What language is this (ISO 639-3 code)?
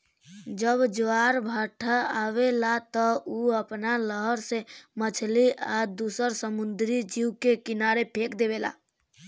bho